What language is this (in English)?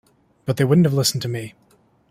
English